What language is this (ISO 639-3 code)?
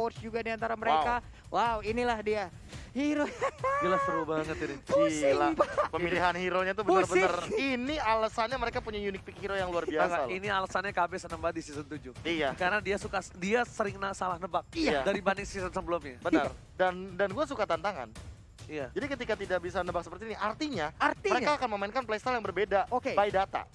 ind